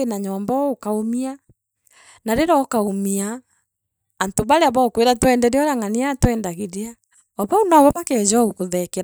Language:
Meru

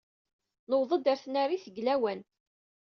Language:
Kabyle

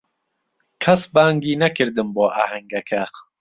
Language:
Central Kurdish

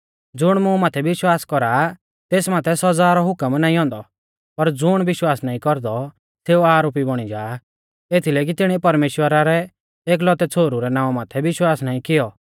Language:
Mahasu Pahari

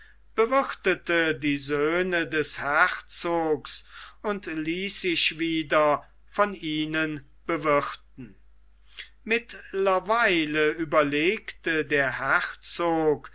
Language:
German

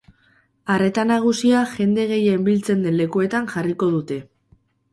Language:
Basque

